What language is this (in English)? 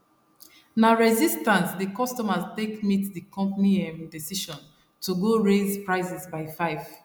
Nigerian Pidgin